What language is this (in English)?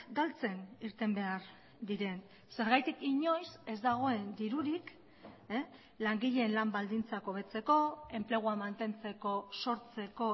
Basque